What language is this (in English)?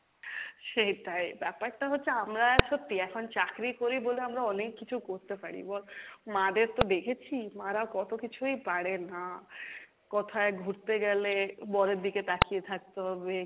Bangla